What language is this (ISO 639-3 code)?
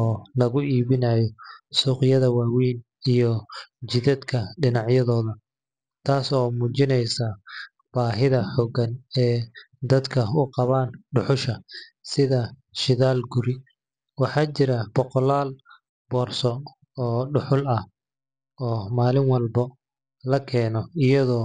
som